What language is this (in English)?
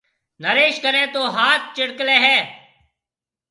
Marwari (Pakistan)